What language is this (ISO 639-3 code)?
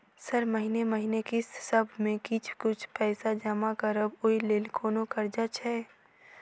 mai